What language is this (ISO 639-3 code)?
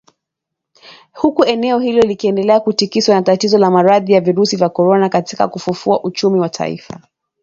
swa